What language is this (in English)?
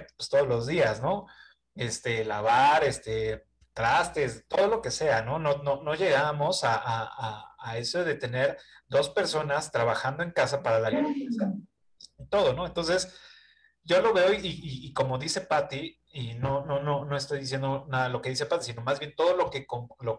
Spanish